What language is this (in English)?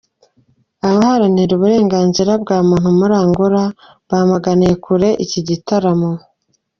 Kinyarwanda